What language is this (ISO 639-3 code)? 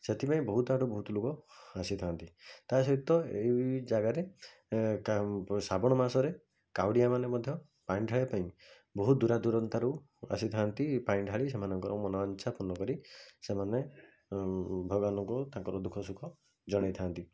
ori